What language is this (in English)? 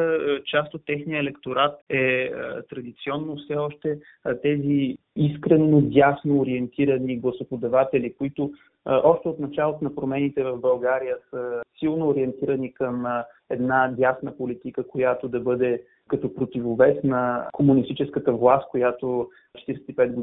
Bulgarian